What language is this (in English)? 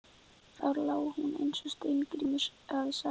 Icelandic